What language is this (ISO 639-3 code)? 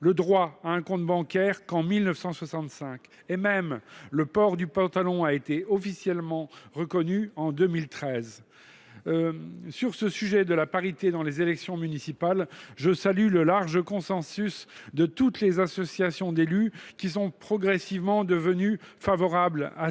fra